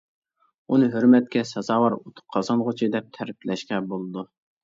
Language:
Uyghur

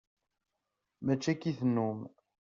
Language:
Kabyle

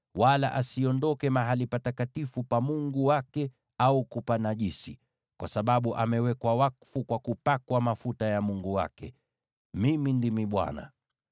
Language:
Swahili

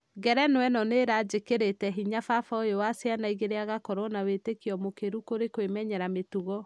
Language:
Kikuyu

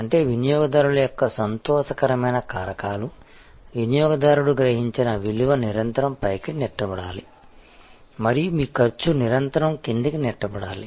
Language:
Telugu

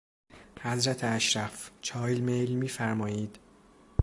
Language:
Persian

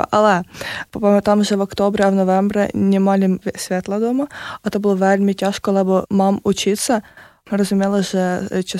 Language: Slovak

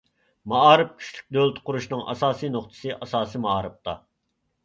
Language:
Uyghur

